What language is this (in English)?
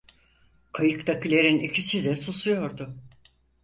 Turkish